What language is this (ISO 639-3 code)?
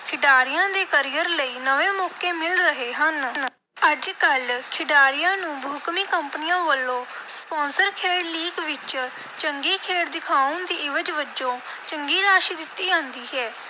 pan